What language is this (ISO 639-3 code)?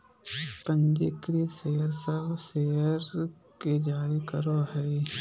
mag